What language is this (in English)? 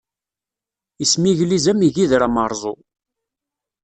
Kabyle